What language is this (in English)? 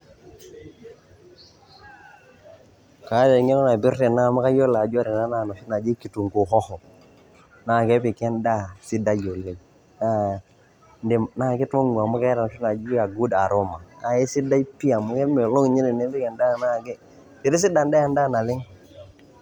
Masai